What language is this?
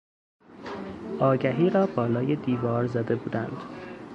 Persian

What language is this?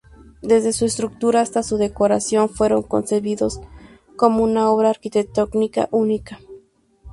Spanish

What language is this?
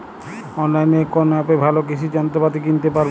Bangla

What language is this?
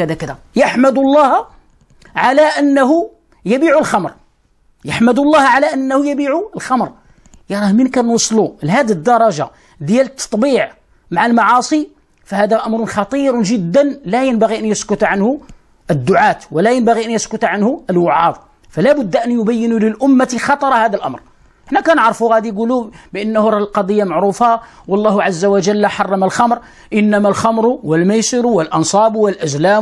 Arabic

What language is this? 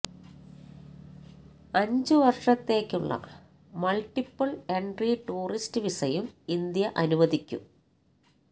Malayalam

